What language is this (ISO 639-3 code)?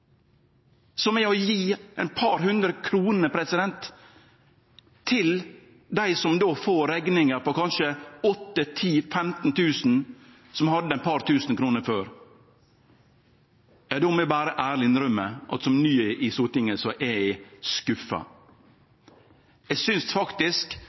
nno